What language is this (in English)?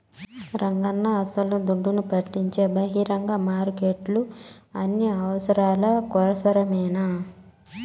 Telugu